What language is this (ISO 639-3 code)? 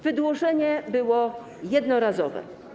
pol